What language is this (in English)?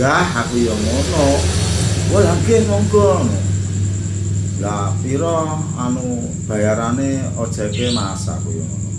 Indonesian